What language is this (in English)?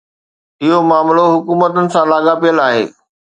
Sindhi